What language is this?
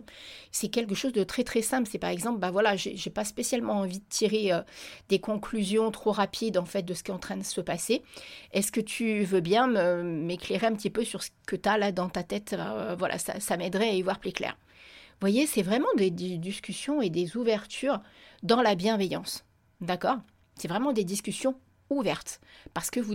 French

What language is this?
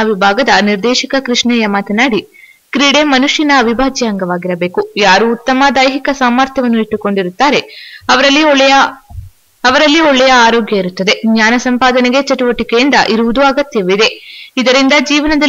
Romanian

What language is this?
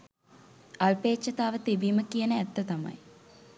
Sinhala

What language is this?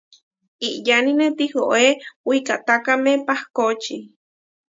Huarijio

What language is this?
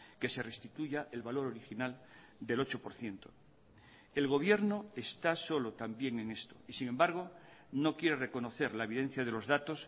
Spanish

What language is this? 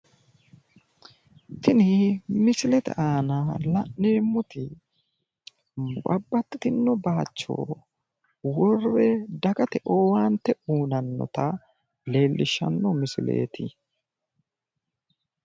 Sidamo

